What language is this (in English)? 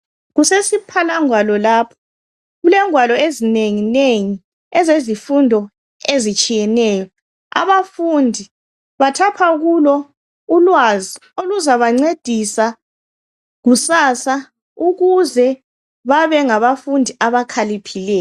North Ndebele